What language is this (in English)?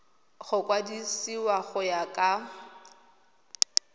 Tswana